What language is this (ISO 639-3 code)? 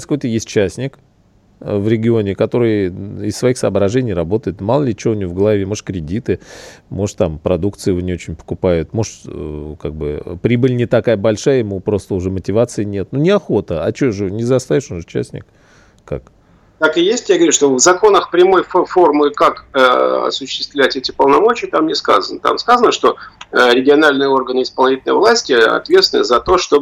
rus